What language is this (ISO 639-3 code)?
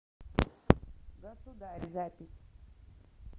rus